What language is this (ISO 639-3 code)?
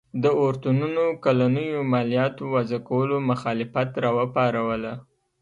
pus